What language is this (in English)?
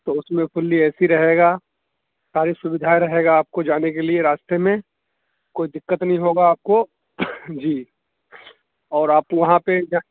Urdu